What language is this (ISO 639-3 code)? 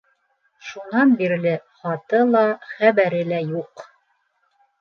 bak